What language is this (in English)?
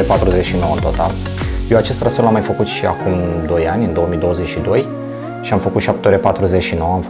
Romanian